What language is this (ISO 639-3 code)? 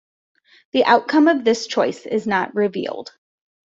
eng